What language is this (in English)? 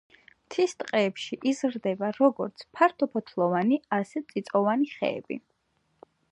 Georgian